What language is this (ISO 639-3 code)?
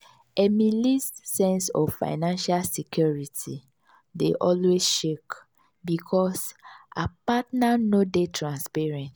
pcm